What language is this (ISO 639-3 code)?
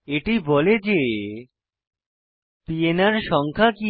ben